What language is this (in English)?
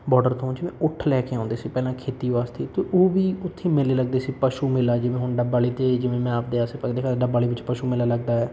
Punjabi